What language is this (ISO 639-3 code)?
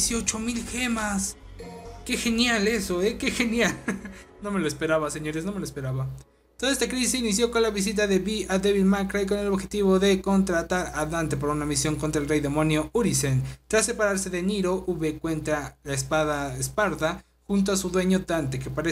spa